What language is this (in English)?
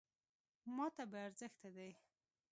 Pashto